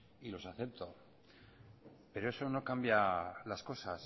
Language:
Spanish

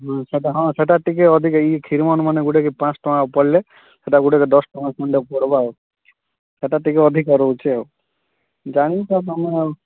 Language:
Odia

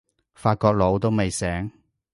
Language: Cantonese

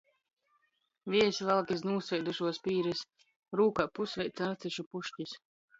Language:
Latgalian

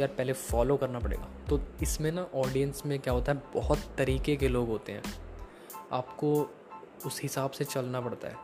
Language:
Hindi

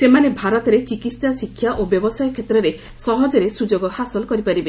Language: Odia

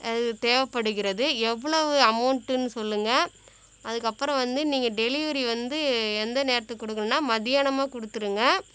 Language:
Tamil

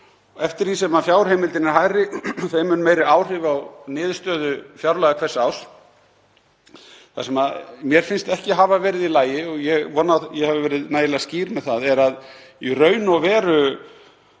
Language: Icelandic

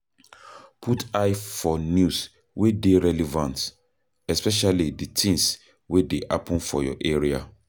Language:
Nigerian Pidgin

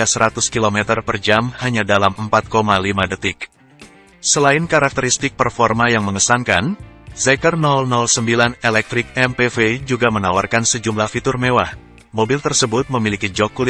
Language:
Indonesian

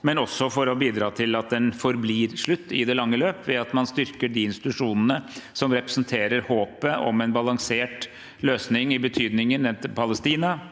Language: Norwegian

